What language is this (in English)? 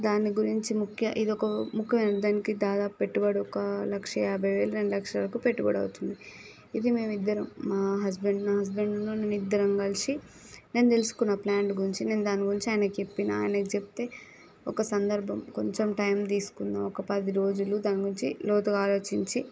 Telugu